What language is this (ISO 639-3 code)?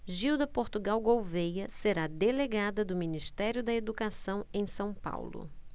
por